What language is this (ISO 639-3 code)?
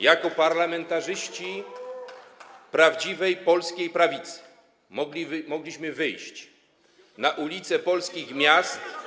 pol